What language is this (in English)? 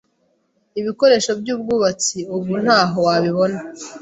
Kinyarwanda